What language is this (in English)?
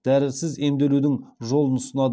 Kazakh